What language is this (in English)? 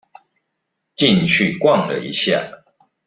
Chinese